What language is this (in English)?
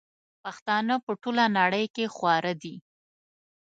Pashto